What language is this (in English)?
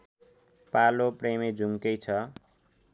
Nepali